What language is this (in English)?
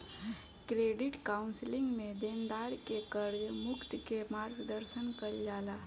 Bhojpuri